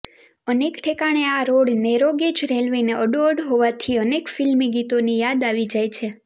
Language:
Gujarati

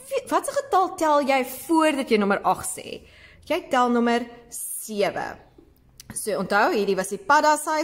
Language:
Dutch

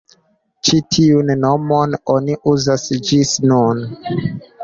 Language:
Esperanto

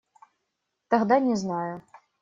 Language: Russian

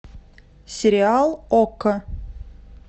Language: Russian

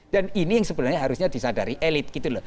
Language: Indonesian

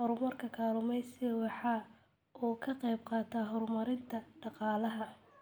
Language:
Somali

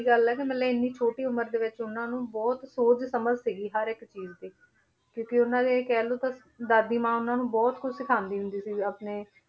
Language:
Punjabi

